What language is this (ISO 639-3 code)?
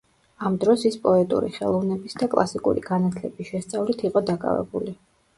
kat